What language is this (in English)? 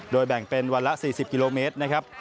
Thai